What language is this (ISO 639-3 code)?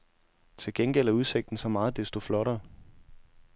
dan